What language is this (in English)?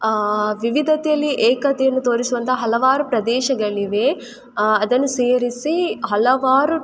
Kannada